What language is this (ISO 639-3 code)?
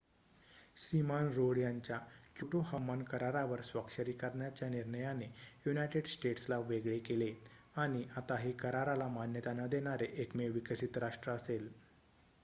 mar